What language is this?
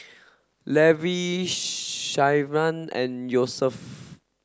English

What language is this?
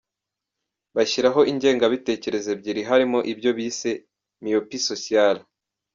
Kinyarwanda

